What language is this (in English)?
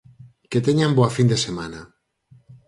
Galician